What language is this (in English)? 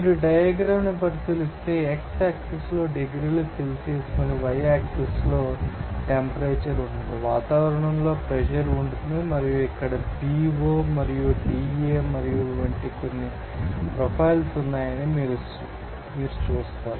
Telugu